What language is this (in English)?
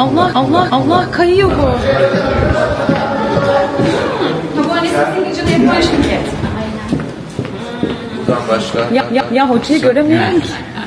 Turkish